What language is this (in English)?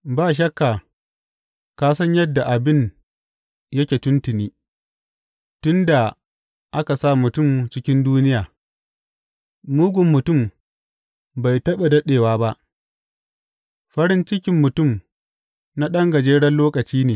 Hausa